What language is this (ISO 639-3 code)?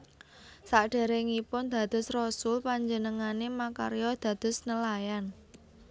jav